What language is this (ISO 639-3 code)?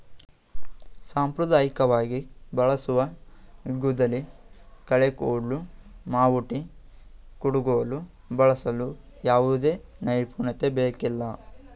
kan